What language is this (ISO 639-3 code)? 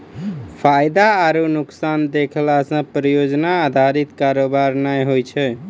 mai